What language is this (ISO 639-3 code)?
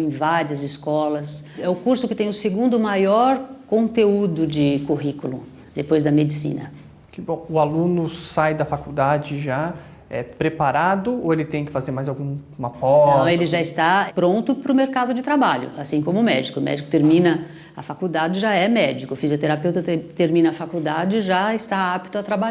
por